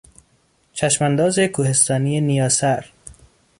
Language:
Persian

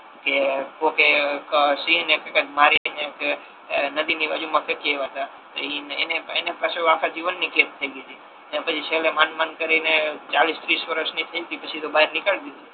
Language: Gujarati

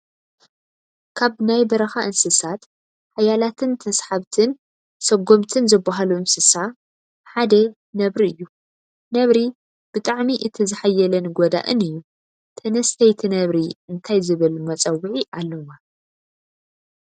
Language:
Tigrinya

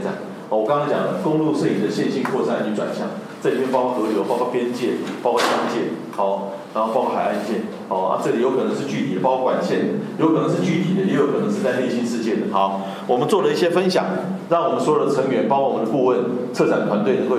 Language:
Chinese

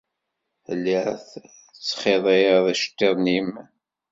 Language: Kabyle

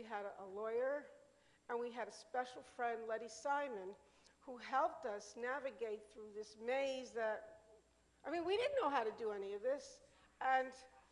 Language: English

